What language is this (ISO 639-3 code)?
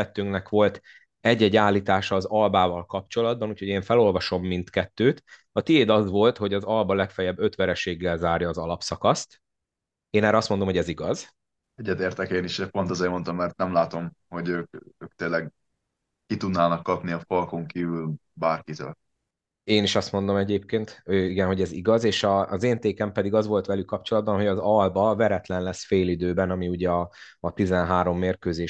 hun